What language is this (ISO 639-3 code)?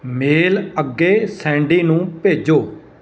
pan